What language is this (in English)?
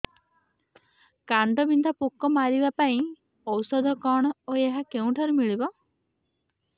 Odia